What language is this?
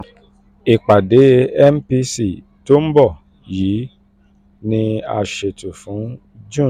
Yoruba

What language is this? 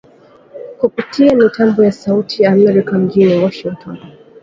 Swahili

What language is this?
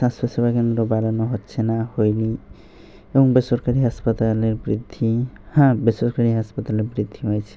Bangla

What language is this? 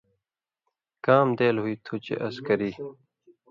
Indus Kohistani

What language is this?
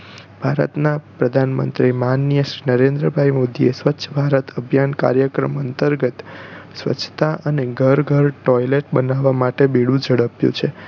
Gujarati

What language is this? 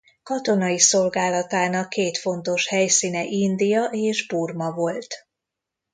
Hungarian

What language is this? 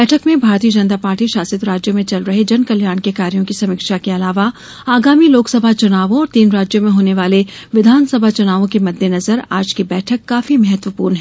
Hindi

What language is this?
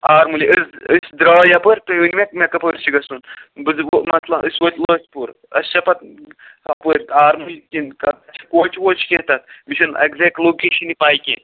Kashmiri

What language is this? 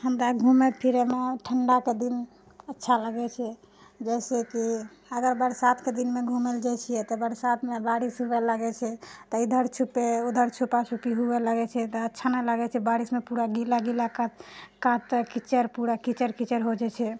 Maithili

